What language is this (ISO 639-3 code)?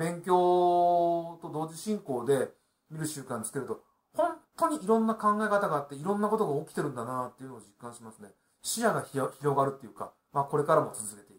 jpn